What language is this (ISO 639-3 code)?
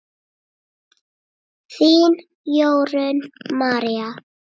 isl